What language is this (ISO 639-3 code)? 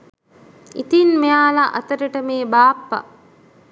sin